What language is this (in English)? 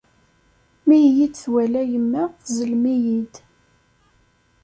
Kabyle